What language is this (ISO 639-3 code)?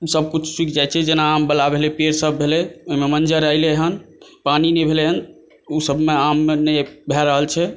mai